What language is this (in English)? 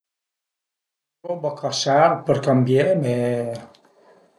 Piedmontese